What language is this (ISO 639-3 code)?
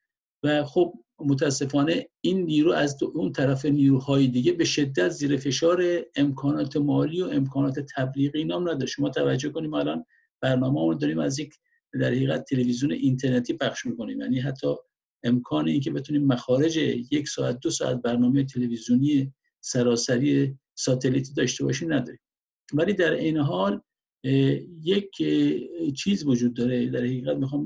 fas